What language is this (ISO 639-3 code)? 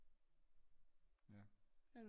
dan